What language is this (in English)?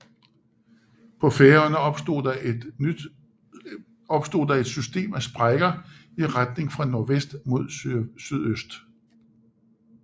Danish